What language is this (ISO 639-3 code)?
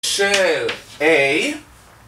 heb